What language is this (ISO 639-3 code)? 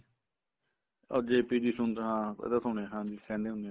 pan